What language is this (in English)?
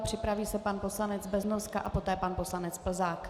Czech